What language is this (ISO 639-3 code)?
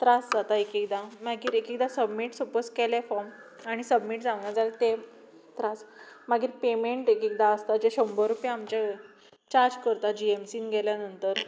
kok